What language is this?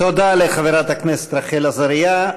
Hebrew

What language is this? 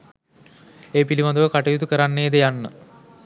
Sinhala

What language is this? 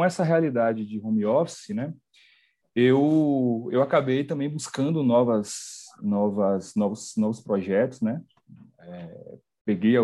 Portuguese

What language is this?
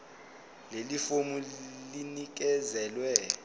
Zulu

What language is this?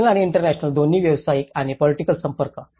Marathi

